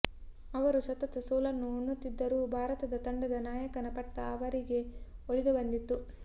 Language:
Kannada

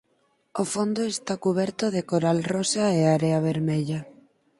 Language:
Galician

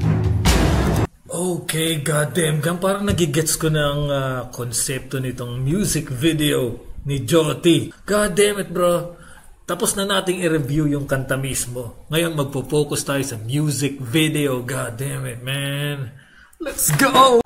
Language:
Filipino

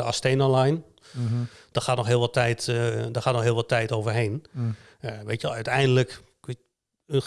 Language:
Dutch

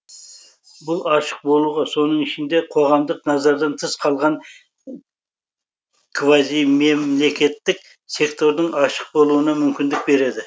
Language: Kazakh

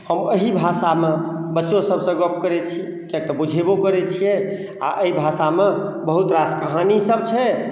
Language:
Maithili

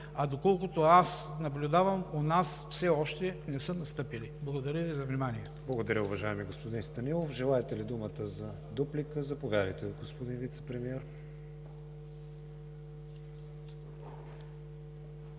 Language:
Bulgarian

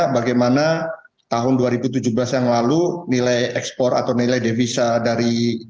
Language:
Indonesian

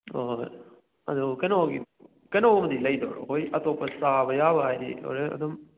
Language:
Manipuri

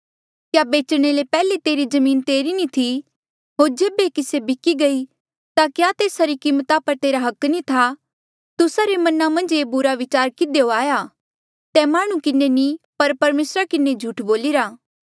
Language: Mandeali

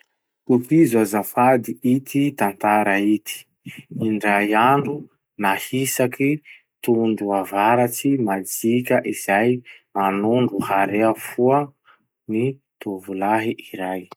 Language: Masikoro Malagasy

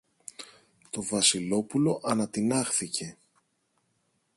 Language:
Greek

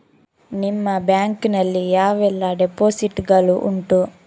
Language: Kannada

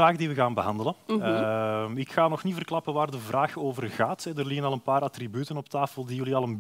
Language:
Dutch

